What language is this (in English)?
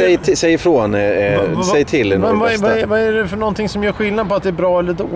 Swedish